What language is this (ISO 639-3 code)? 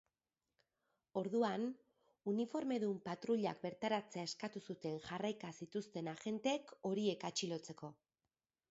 eus